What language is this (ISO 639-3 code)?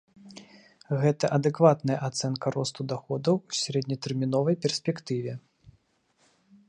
bel